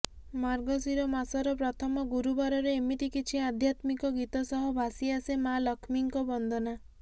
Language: Odia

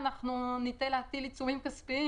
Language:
Hebrew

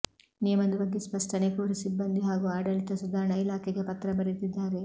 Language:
Kannada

